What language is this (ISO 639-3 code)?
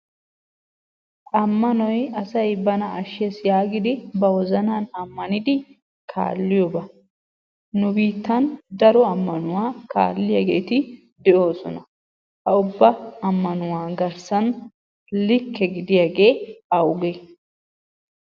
wal